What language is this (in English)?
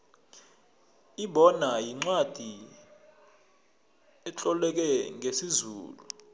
South Ndebele